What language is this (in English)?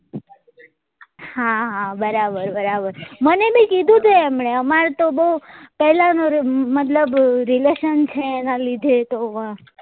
Gujarati